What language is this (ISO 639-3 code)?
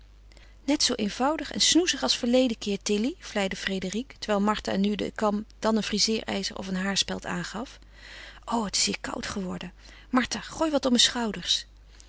nld